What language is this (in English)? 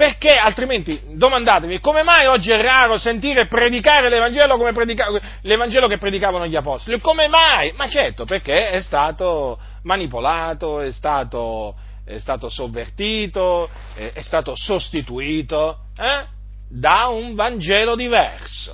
Italian